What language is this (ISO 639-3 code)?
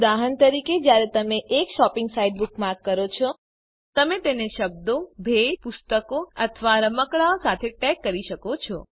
guj